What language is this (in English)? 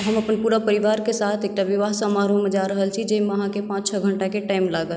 Maithili